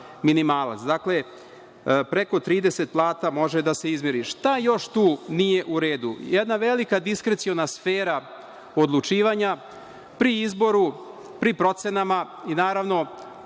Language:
Serbian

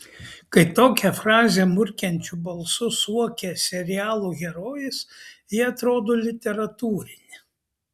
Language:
Lithuanian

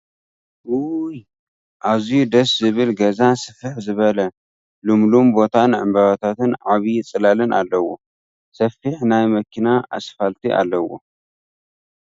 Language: Tigrinya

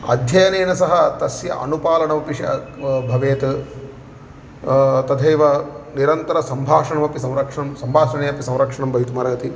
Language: Sanskrit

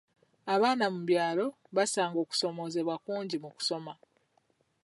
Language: Ganda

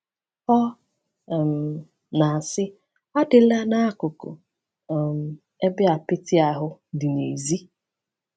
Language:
Igbo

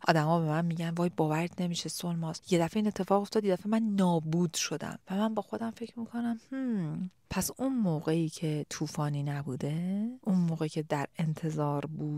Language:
Persian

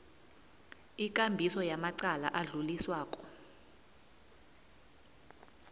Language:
South Ndebele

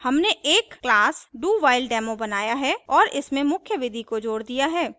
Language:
Hindi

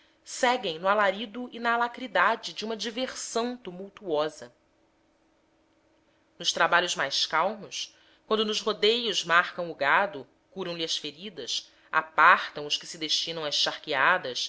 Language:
Portuguese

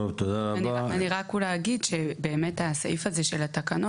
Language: Hebrew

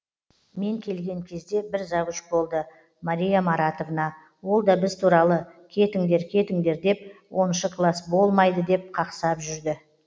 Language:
Kazakh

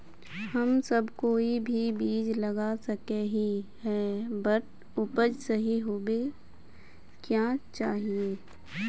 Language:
Magahi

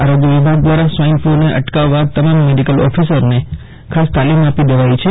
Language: Gujarati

